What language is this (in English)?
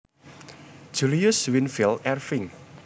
Javanese